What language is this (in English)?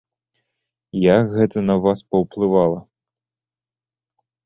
Belarusian